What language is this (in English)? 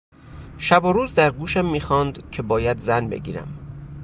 Persian